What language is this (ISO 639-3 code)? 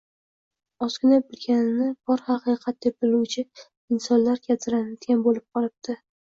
uzb